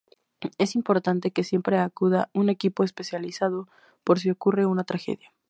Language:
Spanish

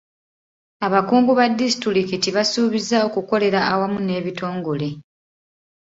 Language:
Ganda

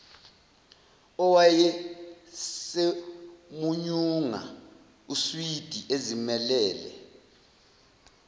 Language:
Zulu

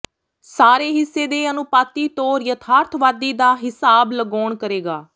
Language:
Punjabi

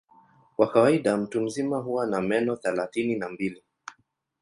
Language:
Swahili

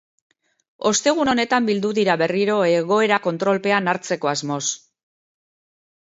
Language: Basque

